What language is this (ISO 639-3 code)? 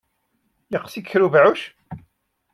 kab